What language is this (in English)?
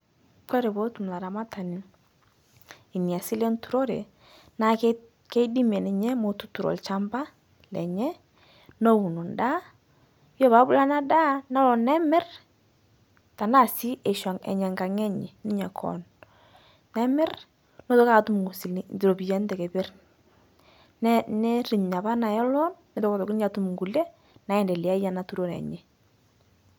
Masai